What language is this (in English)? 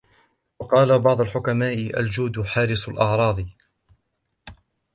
Arabic